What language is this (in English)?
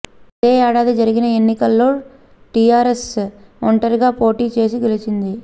Telugu